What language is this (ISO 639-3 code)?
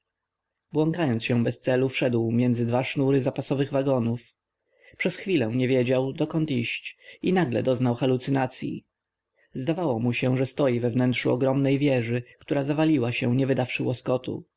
pol